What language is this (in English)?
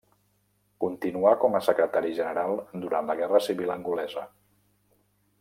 Catalan